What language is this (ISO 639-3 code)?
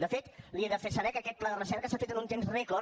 cat